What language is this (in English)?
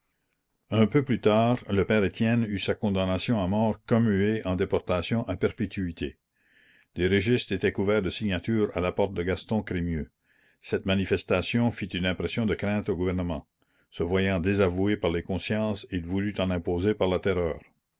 French